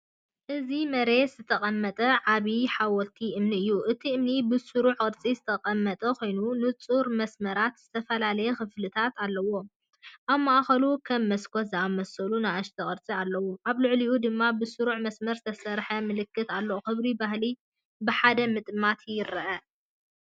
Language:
Tigrinya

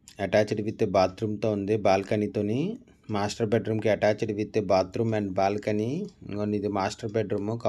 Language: Telugu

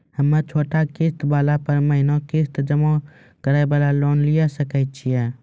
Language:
Maithili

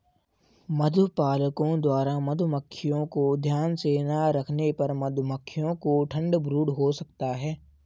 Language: Hindi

